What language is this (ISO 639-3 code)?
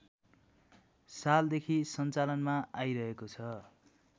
nep